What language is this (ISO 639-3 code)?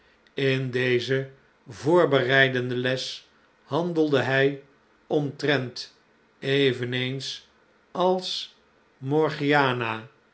nld